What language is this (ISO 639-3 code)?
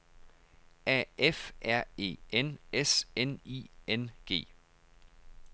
dan